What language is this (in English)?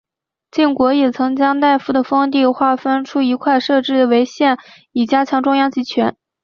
Chinese